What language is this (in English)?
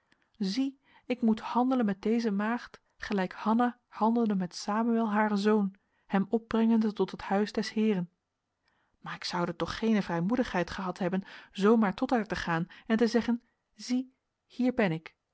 Dutch